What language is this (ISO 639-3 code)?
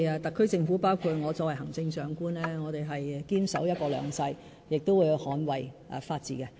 yue